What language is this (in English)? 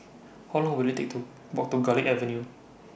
English